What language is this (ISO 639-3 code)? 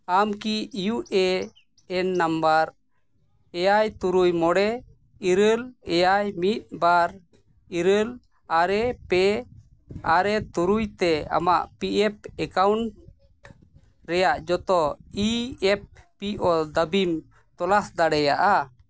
sat